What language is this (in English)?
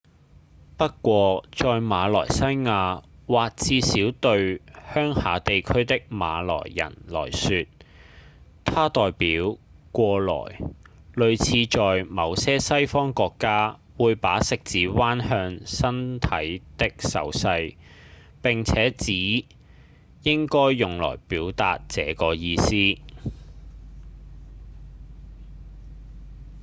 Cantonese